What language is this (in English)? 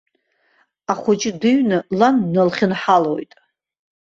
Abkhazian